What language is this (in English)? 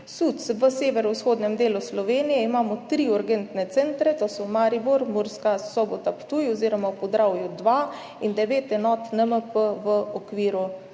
Slovenian